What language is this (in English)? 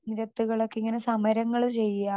Malayalam